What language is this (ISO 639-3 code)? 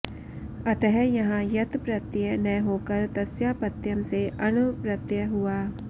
san